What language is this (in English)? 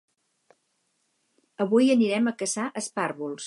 Catalan